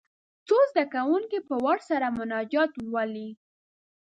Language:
Pashto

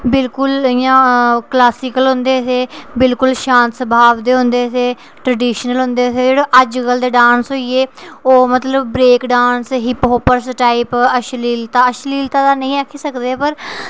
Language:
Dogri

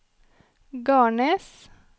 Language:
Norwegian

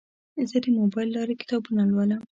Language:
Pashto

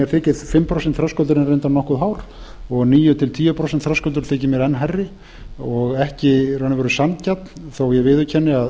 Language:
Icelandic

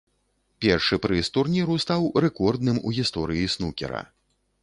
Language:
Belarusian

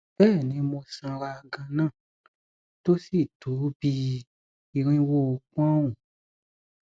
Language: Yoruba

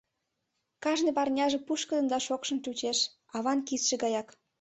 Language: Mari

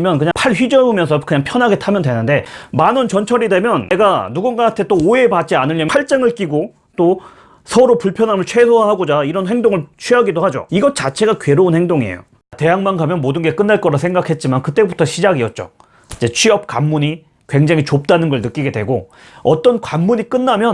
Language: Korean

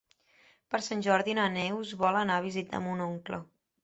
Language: Catalan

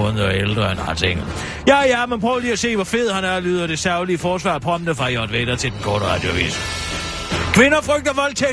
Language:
Danish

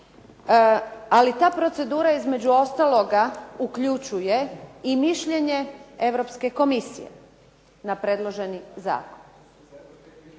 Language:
Croatian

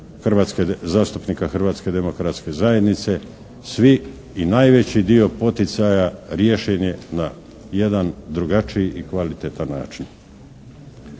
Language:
Croatian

